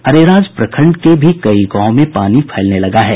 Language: Hindi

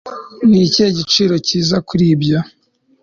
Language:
Kinyarwanda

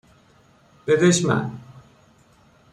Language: Persian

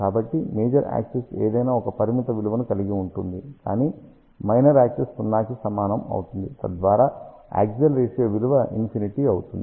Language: Telugu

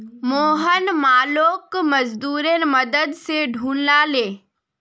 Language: Magahi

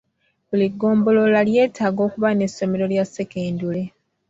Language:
Ganda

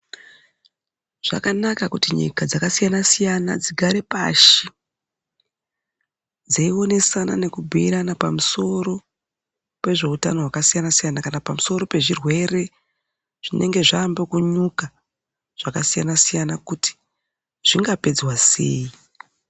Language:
Ndau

